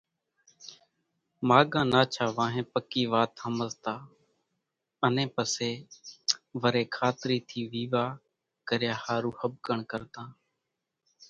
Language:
Kachi Koli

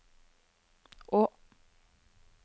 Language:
Norwegian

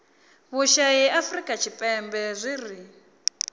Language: Venda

